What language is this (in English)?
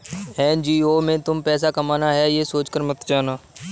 Hindi